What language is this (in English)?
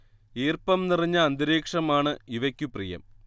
Malayalam